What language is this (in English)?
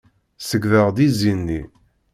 Kabyle